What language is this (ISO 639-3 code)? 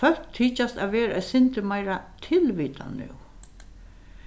fao